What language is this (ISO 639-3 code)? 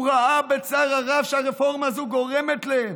heb